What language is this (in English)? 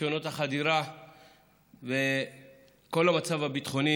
Hebrew